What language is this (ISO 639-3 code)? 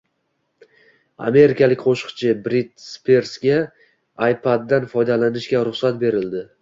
uzb